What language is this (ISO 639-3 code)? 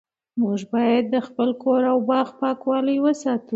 pus